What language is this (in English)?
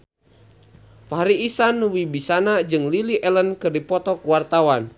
Sundanese